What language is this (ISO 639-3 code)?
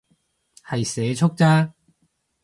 yue